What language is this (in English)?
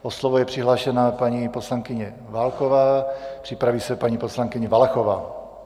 Czech